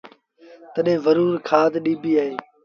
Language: Sindhi Bhil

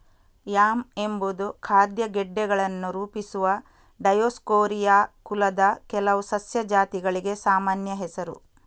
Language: Kannada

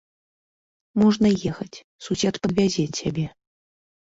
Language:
Belarusian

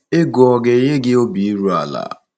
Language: Igbo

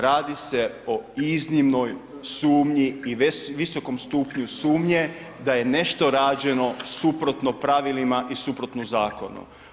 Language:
Croatian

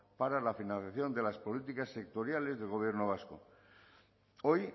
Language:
Spanish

